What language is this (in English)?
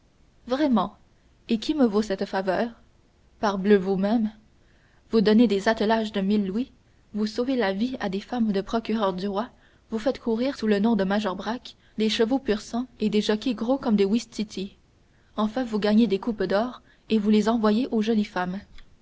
French